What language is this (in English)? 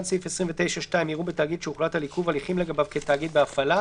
Hebrew